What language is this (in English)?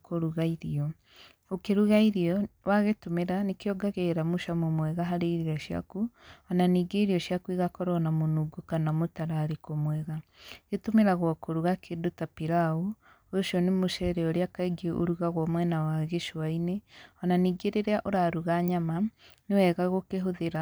Kikuyu